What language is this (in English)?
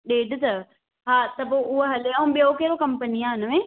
Sindhi